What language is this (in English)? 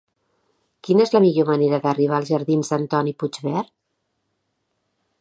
Catalan